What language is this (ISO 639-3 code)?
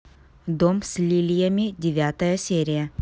rus